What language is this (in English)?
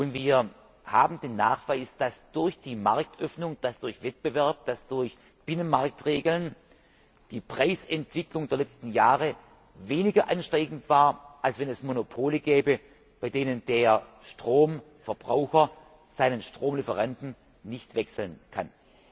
German